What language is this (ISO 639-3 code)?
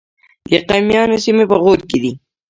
pus